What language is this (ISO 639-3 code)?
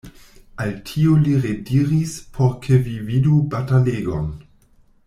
epo